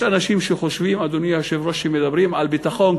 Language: Hebrew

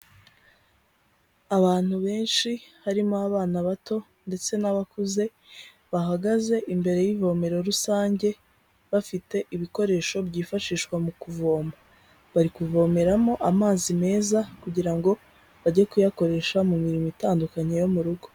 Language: Kinyarwanda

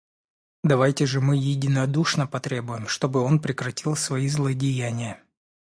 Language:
Russian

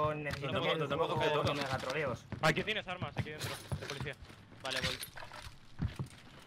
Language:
Spanish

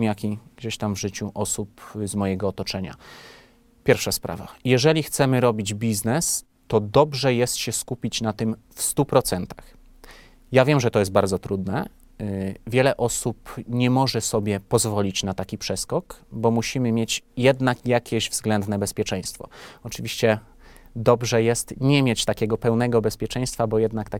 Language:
Polish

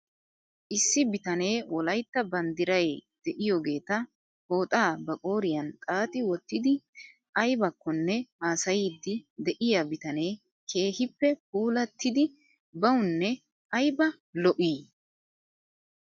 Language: Wolaytta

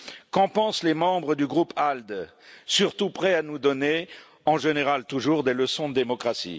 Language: French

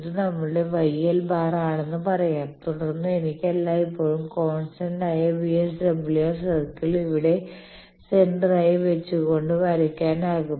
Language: Malayalam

